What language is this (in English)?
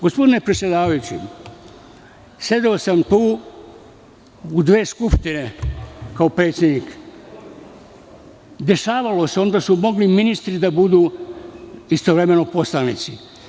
Serbian